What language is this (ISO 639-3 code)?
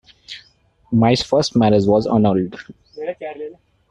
eng